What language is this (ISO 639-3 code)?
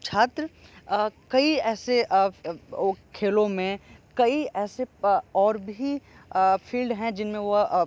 hin